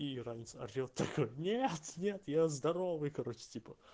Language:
Russian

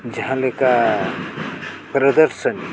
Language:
Santali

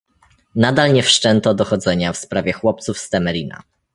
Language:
Polish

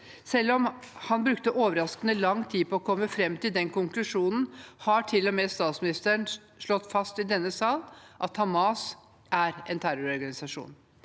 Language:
Norwegian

